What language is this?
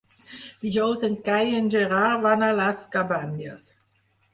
Catalan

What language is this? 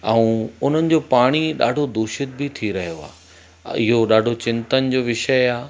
Sindhi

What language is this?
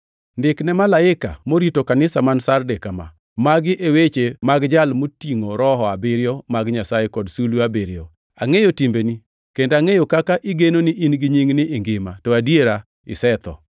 Luo (Kenya and Tanzania)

